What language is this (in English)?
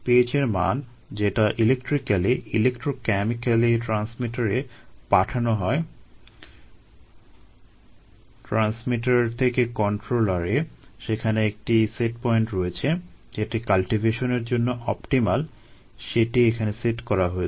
Bangla